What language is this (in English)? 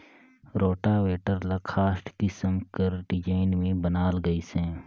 Chhattisgarhi